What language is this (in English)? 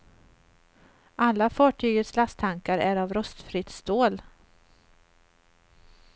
Swedish